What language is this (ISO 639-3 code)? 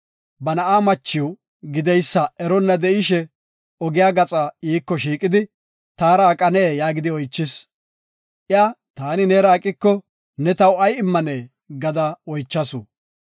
gof